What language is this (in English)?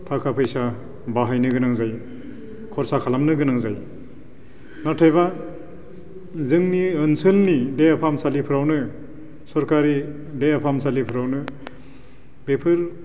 Bodo